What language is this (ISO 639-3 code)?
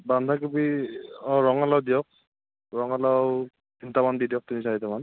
asm